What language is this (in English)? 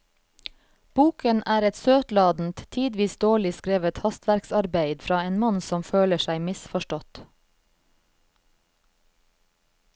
Norwegian